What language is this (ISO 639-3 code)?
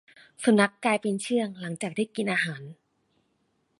tha